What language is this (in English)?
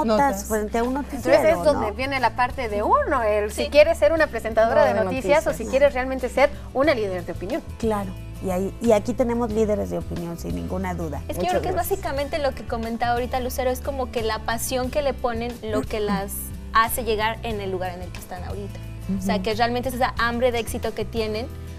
Spanish